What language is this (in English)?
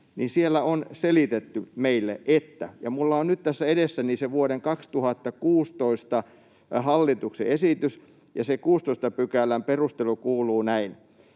Finnish